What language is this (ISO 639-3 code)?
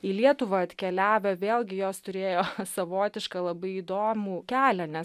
lit